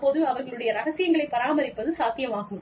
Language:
Tamil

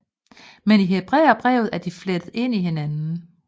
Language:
Danish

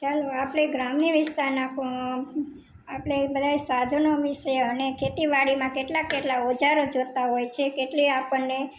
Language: Gujarati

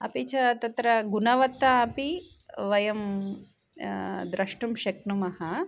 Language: Sanskrit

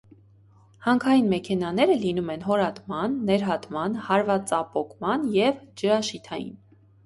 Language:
Armenian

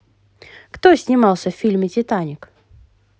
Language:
Russian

